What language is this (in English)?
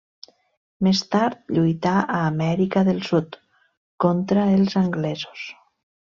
Catalan